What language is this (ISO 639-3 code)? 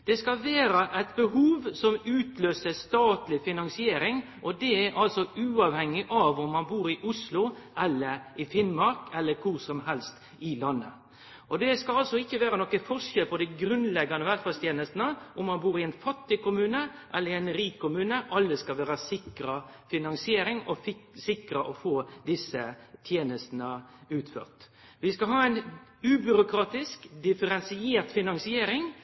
nno